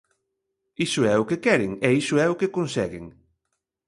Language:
Galician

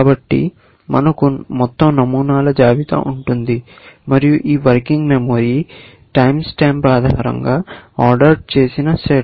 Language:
Telugu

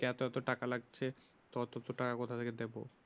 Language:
Bangla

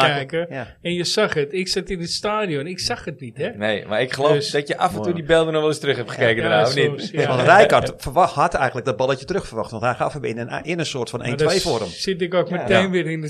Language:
Dutch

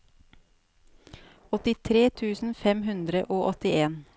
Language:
Norwegian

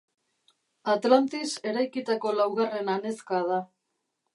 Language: Basque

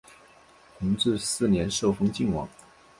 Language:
Chinese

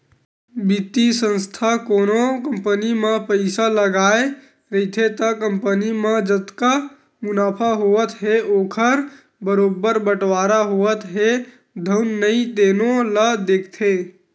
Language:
Chhattisgarhi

